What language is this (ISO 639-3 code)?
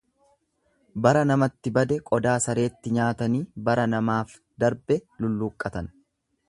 orm